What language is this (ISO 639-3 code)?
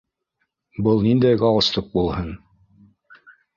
bak